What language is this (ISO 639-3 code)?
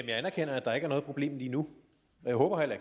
dan